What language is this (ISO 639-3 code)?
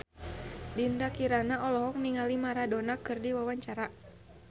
sun